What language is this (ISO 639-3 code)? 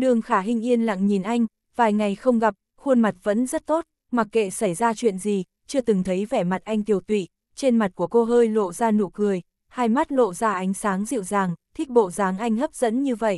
vie